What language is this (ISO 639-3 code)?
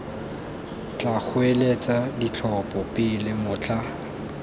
tsn